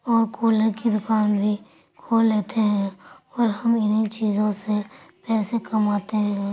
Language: Urdu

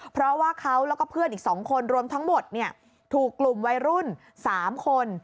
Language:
Thai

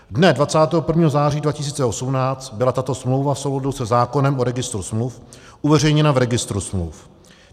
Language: Czech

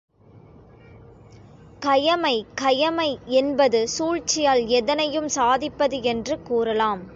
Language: Tamil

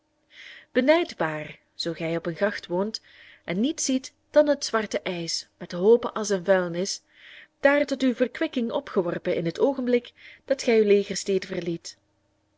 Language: Dutch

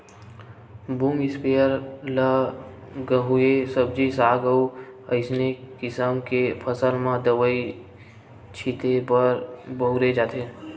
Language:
Chhattisgarhi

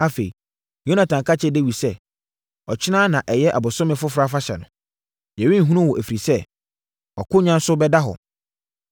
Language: Akan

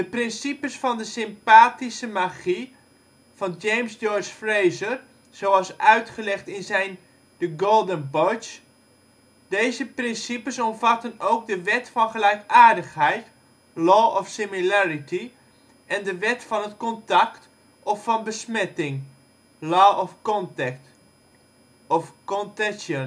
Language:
Dutch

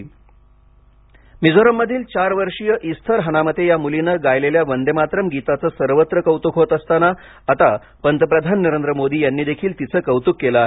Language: Marathi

